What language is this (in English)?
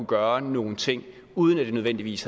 Danish